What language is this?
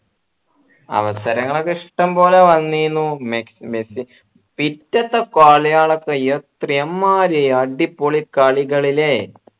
Malayalam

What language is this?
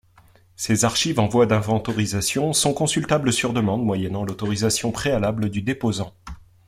French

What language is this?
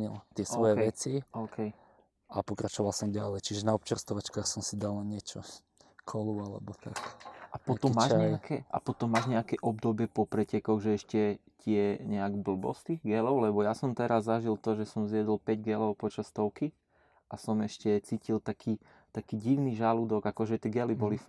Slovak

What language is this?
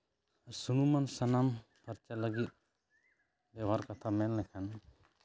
Santali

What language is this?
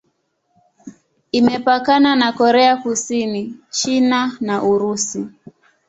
Swahili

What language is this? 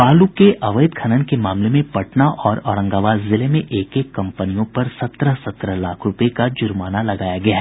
Hindi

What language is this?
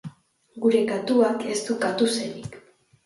Basque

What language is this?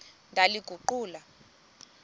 Xhosa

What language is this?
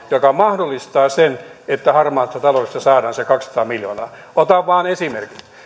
Finnish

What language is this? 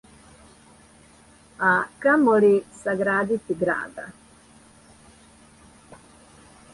Serbian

